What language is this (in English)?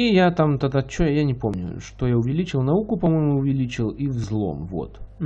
Russian